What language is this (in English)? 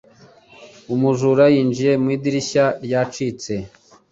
Kinyarwanda